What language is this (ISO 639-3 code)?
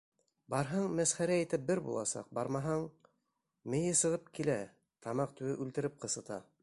bak